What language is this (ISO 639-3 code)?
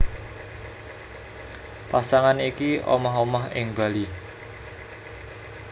jav